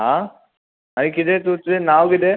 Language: Konkani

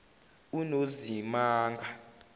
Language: Zulu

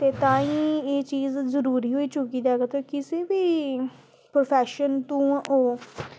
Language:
Dogri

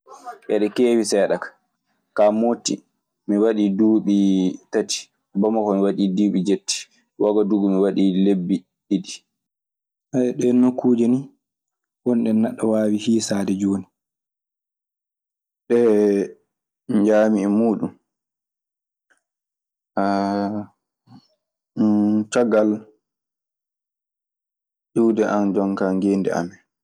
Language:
Maasina Fulfulde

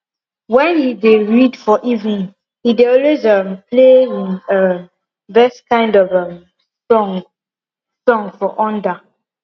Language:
Nigerian Pidgin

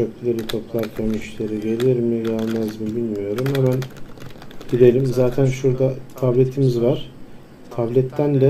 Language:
Turkish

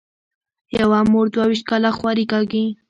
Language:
Pashto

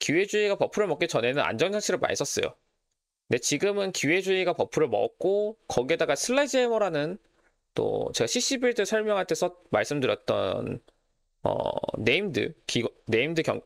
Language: Korean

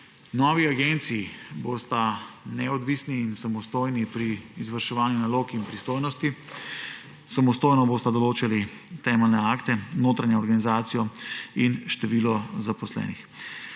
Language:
Slovenian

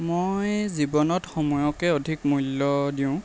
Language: Assamese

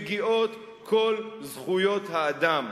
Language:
Hebrew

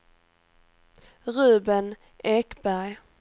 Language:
Swedish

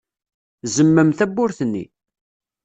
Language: Kabyle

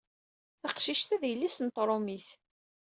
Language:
Kabyle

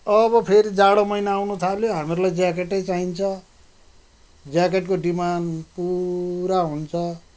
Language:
Nepali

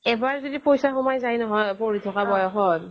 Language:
Assamese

